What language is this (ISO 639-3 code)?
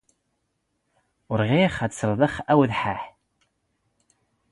zgh